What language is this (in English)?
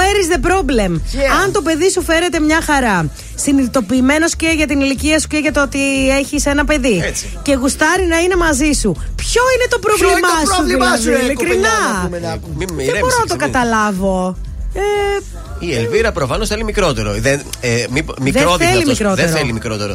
Greek